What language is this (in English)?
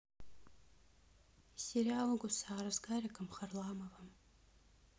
Russian